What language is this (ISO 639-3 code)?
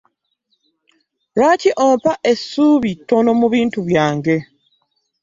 lug